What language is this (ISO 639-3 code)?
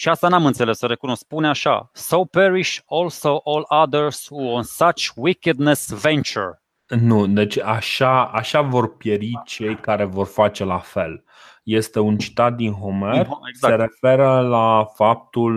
ron